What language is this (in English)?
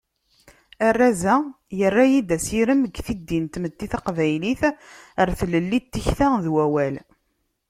Kabyle